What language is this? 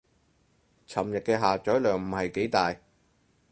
Cantonese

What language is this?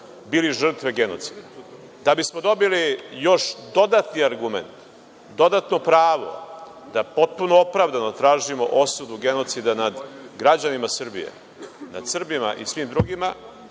Serbian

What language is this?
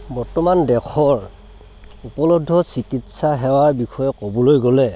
Assamese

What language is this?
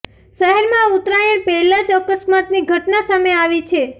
Gujarati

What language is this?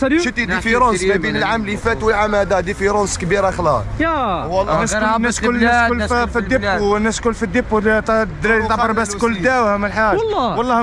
Arabic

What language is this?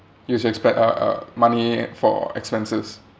English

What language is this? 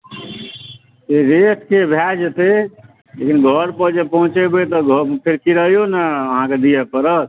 Maithili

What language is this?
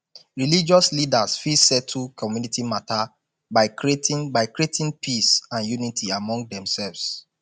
Nigerian Pidgin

